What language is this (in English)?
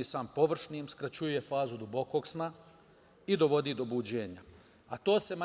Serbian